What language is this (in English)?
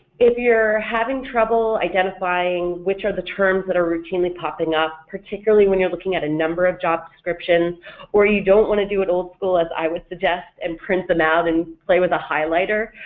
English